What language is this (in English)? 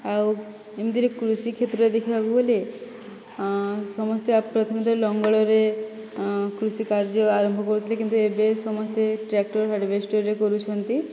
Odia